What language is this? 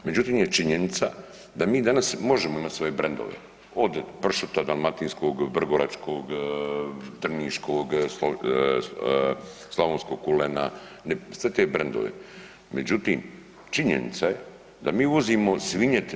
Croatian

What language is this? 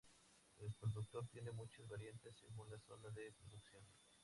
Spanish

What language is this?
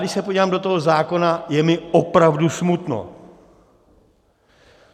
Czech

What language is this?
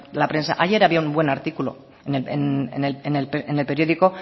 Spanish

